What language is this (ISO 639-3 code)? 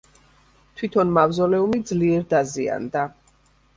kat